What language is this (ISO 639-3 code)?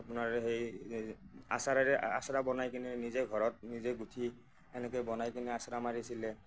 asm